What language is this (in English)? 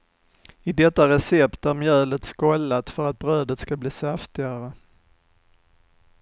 Swedish